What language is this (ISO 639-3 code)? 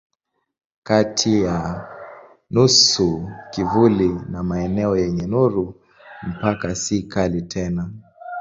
swa